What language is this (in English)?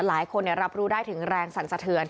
Thai